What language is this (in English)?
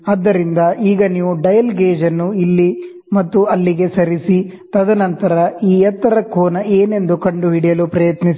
Kannada